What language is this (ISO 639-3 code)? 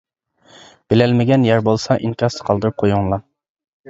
uig